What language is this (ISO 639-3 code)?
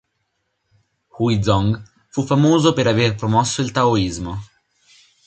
ita